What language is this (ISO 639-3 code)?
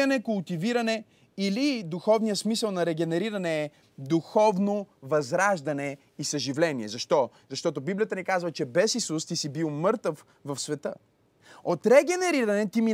bul